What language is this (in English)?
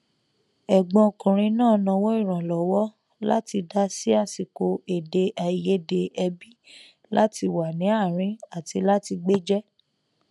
Yoruba